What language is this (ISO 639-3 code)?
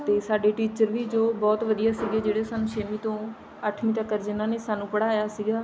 pan